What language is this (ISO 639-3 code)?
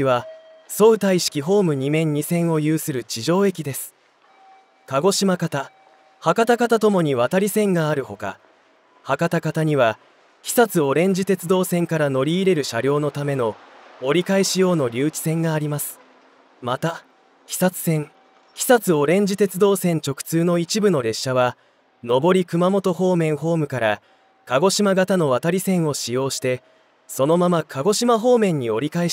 jpn